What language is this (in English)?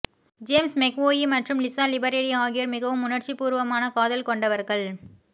Tamil